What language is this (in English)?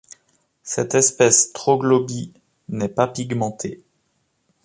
French